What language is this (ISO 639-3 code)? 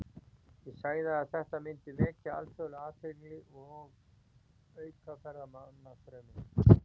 isl